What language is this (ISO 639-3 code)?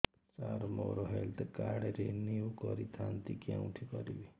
ori